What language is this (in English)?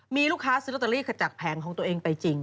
Thai